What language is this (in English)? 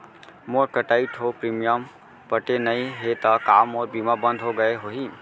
Chhattisgarhi